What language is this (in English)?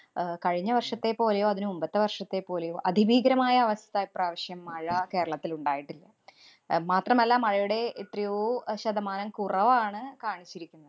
Malayalam